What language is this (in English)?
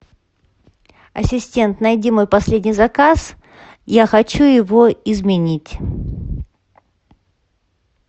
Russian